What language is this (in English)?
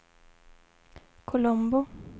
Swedish